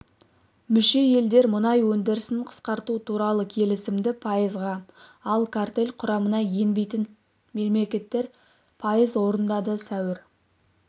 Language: Kazakh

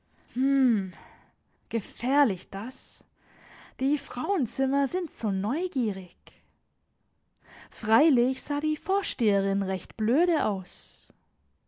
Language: German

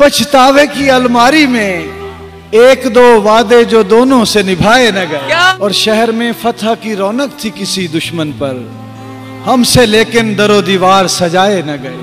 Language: Urdu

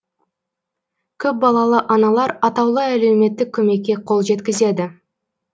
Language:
Kazakh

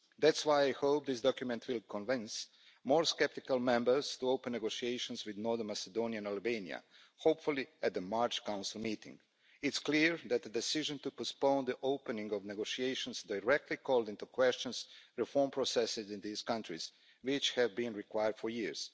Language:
English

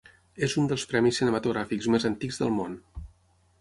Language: Catalan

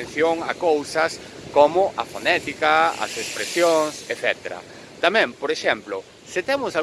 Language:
Galician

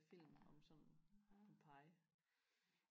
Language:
Danish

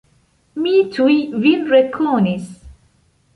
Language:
Esperanto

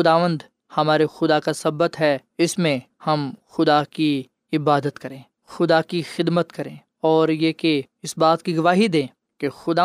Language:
Urdu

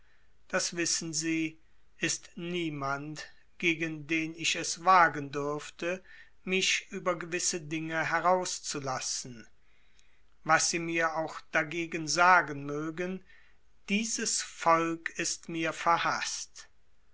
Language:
German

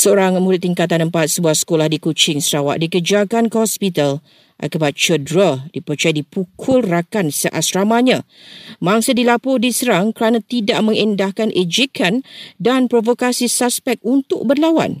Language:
Malay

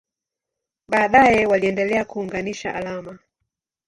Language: Swahili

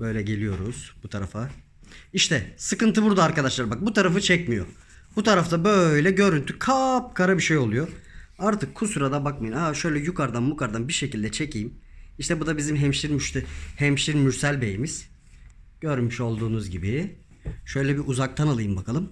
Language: Turkish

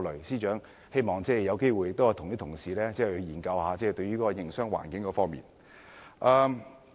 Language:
Cantonese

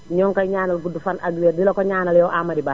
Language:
Wolof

